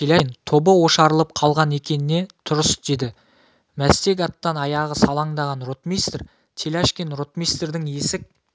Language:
Kazakh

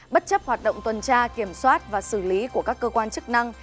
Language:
Vietnamese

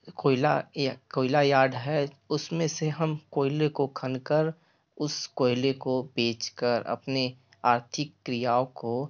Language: Hindi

